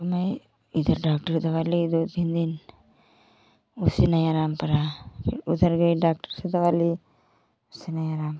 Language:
Hindi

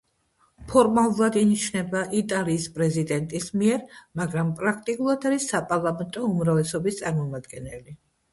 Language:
Georgian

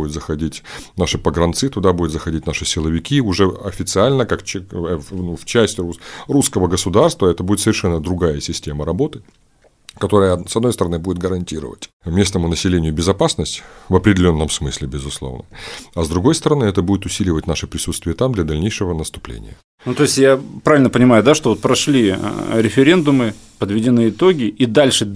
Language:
Russian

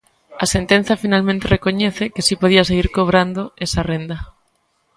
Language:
Galician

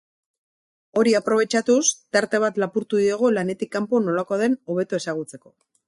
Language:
Basque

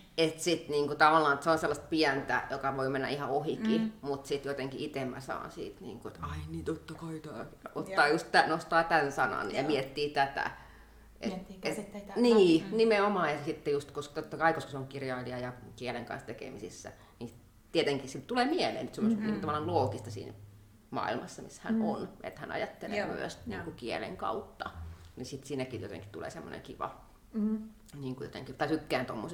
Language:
Finnish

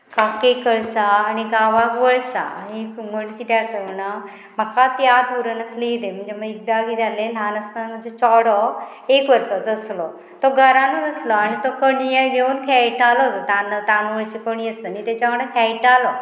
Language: Konkani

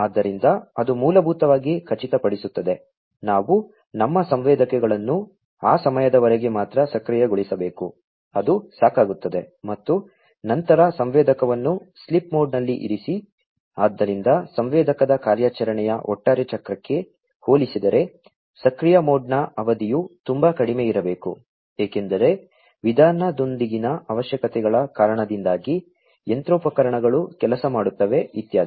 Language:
Kannada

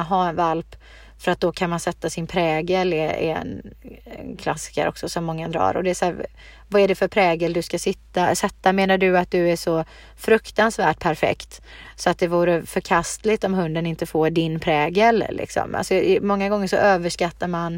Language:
Swedish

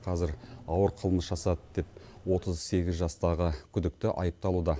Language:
Kazakh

